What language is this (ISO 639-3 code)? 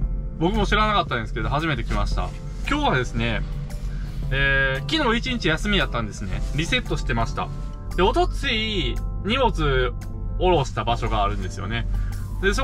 jpn